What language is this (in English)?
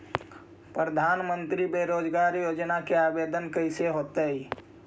Magahi